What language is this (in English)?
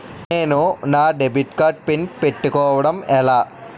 Telugu